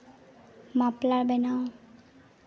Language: Santali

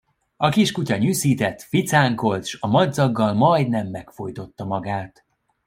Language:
Hungarian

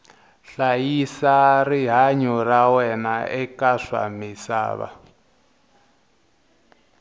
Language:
Tsonga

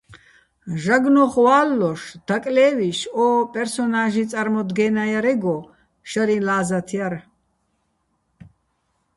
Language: Bats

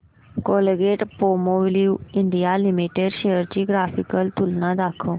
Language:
Marathi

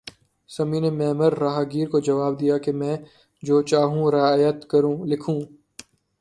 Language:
Urdu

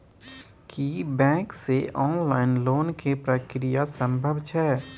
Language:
Maithili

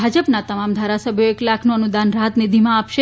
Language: Gujarati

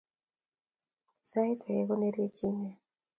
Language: Kalenjin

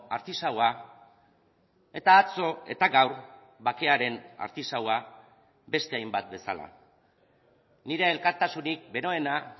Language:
Basque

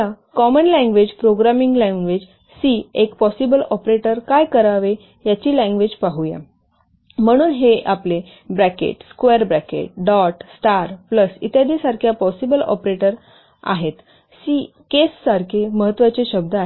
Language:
Marathi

